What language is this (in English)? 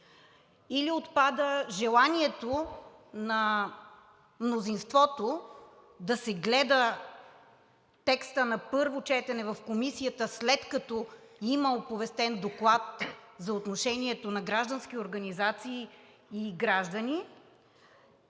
Bulgarian